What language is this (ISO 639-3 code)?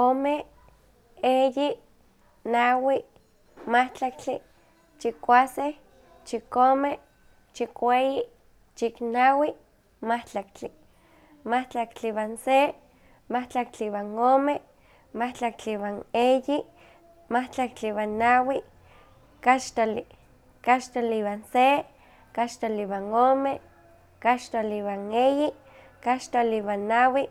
nhq